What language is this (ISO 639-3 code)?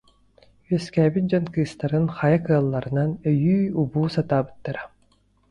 sah